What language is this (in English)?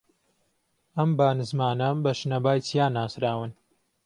Central Kurdish